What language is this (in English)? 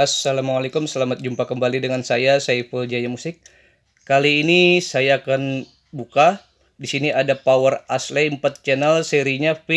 Indonesian